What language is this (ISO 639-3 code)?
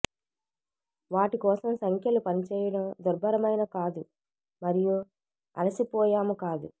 tel